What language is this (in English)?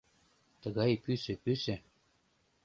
Mari